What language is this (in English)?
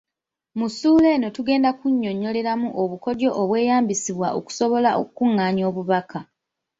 Ganda